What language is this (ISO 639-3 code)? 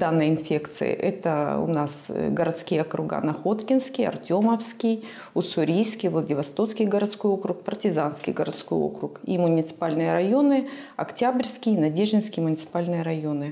rus